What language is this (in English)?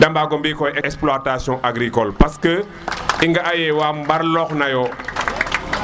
Serer